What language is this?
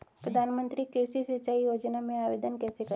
Hindi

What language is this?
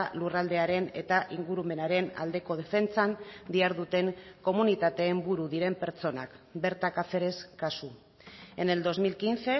Basque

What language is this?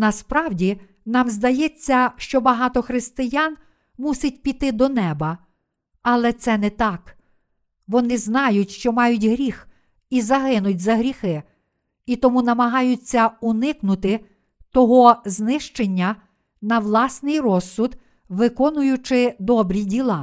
Ukrainian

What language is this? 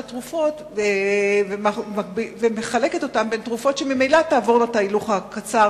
Hebrew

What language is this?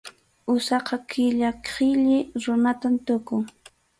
Arequipa-La Unión Quechua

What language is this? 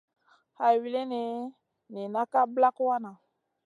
Masana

